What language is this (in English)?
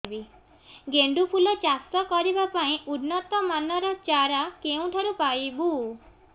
Odia